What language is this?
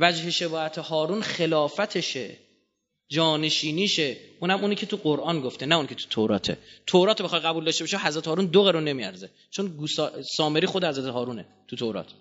Persian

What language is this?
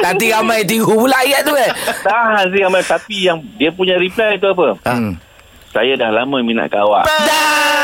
Malay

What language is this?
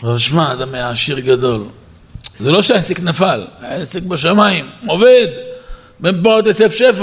Hebrew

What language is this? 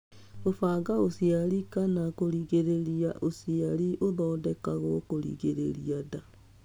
Kikuyu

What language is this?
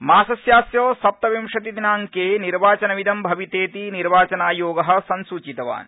Sanskrit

